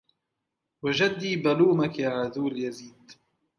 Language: Arabic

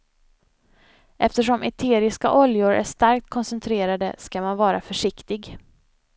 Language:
Swedish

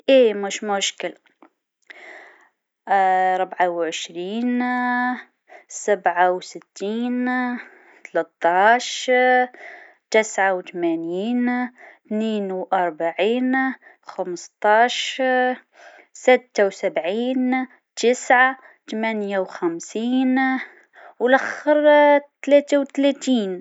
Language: Tunisian Arabic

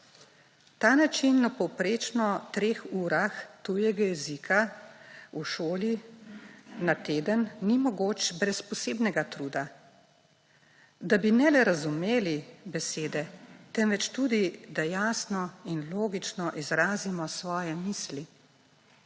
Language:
Slovenian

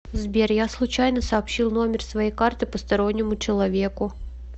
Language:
Russian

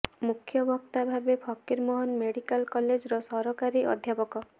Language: Odia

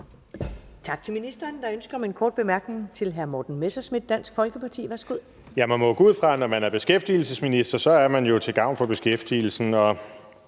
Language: Danish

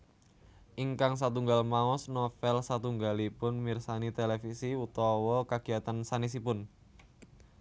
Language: Javanese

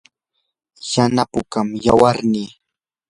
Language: Yanahuanca Pasco Quechua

